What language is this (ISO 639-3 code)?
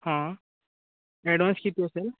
mar